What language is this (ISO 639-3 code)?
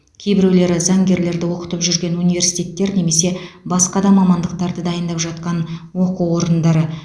kaz